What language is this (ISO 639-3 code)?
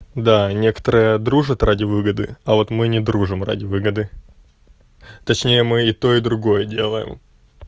rus